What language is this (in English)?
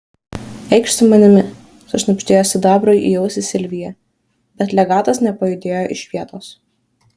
Lithuanian